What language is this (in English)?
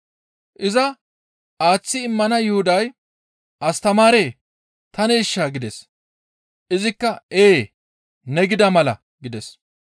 Gamo